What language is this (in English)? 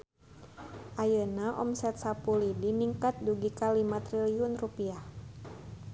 Sundanese